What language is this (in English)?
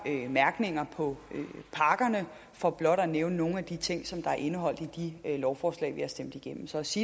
Danish